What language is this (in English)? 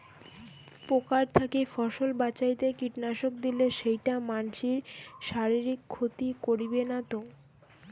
Bangla